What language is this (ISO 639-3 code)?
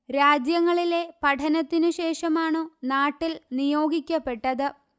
mal